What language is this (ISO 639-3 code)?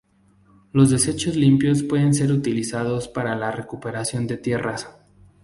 spa